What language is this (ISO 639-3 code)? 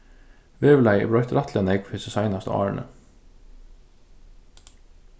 fao